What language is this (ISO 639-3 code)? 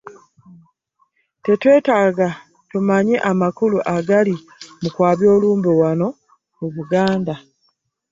lug